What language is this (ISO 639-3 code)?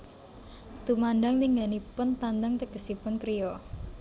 jav